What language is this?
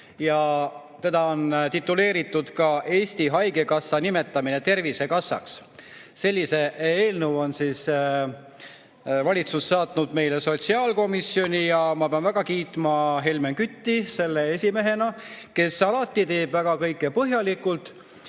Estonian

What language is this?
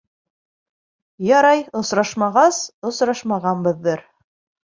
Bashkir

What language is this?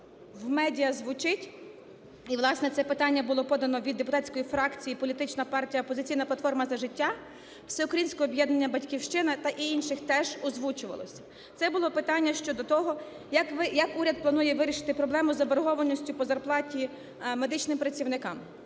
Ukrainian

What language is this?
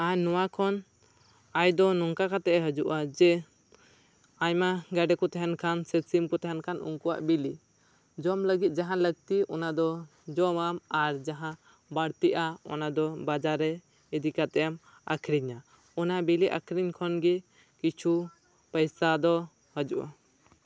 Santali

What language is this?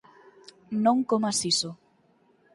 Galician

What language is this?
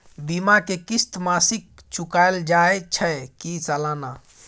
Maithili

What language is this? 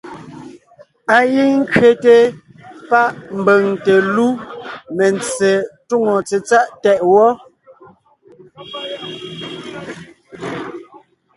Ngiemboon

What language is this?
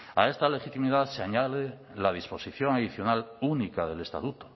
Spanish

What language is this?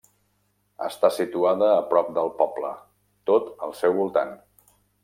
Catalan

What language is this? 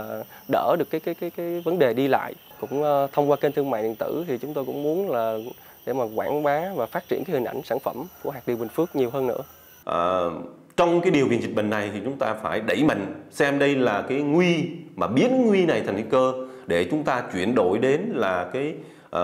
Vietnamese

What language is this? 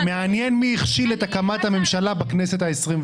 Hebrew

